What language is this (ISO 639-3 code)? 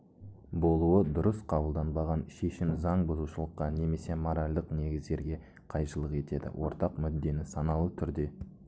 kaz